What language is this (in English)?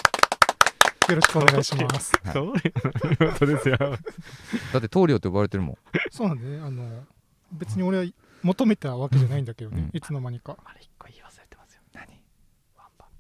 Japanese